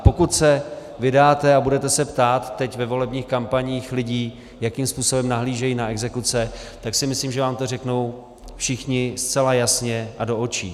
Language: Czech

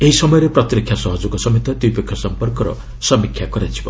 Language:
Odia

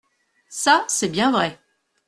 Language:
French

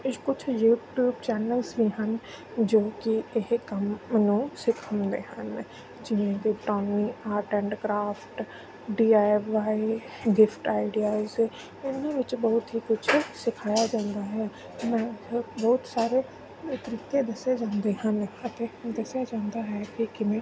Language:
Punjabi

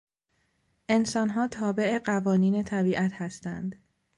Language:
Persian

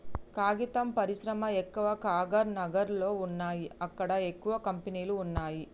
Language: Telugu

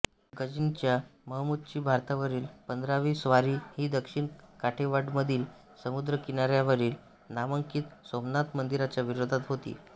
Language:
Marathi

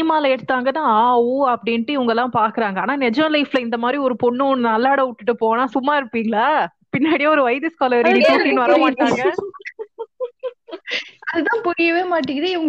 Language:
Tamil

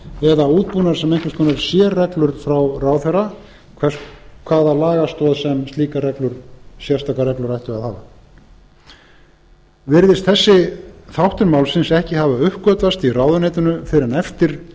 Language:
Icelandic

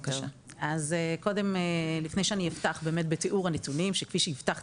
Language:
Hebrew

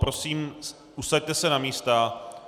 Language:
Czech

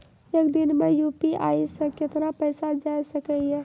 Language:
Maithili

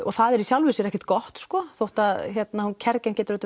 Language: Icelandic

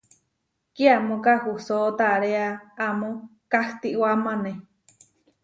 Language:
Huarijio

